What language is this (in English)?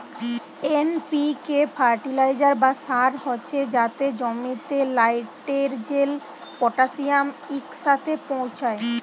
Bangla